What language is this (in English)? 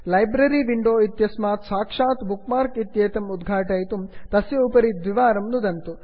Sanskrit